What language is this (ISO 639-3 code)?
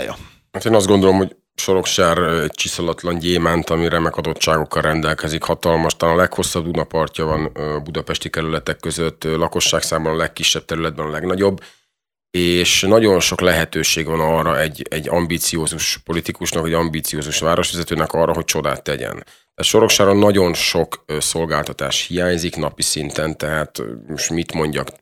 hun